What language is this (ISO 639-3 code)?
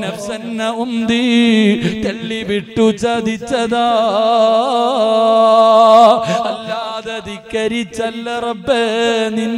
ara